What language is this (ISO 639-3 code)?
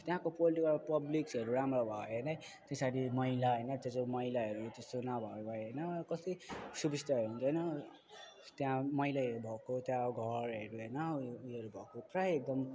nep